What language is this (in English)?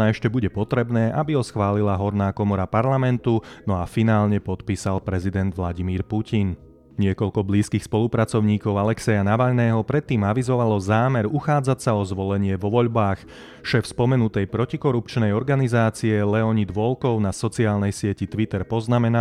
Slovak